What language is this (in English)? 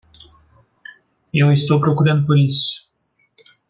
Portuguese